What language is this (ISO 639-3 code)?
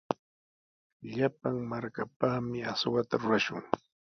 qws